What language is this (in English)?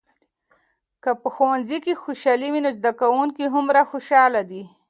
Pashto